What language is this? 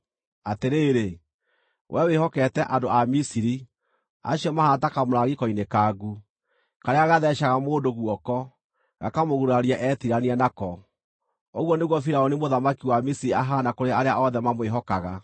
Kikuyu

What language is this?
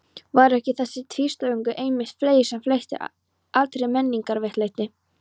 Icelandic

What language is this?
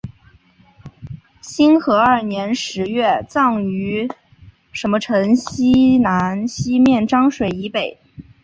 Chinese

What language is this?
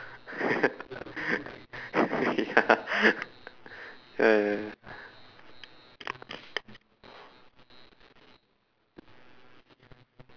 English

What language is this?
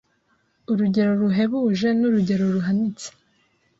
Kinyarwanda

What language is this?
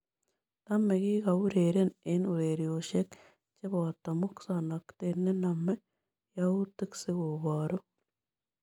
Kalenjin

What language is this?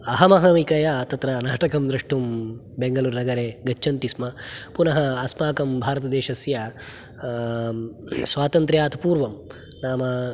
Sanskrit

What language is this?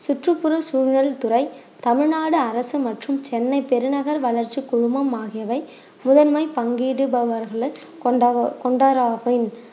Tamil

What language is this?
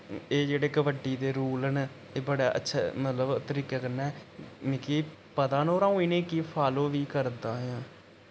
Dogri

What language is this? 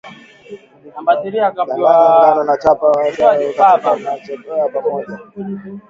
Swahili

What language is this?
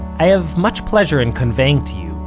English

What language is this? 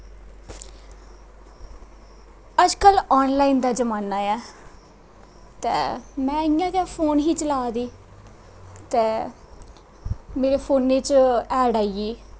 Dogri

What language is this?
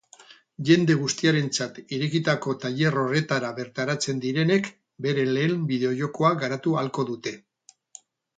Basque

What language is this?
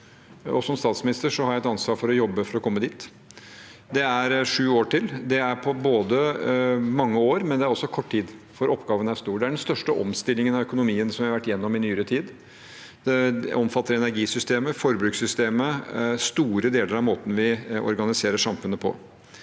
Norwegian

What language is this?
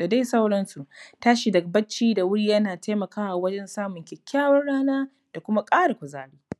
Hausa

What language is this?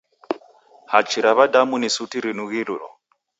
Taita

